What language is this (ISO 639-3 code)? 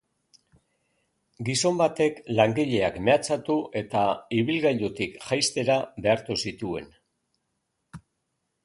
eus